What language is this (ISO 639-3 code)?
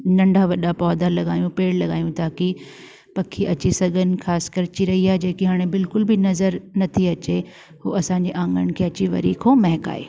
snd